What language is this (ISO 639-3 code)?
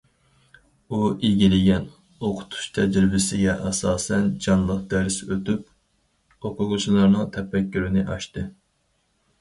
uig